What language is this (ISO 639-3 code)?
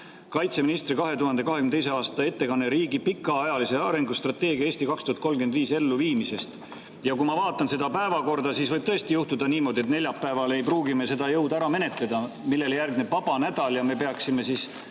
est